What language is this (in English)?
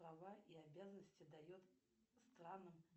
Russian